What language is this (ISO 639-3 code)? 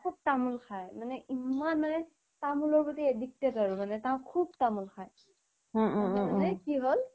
asm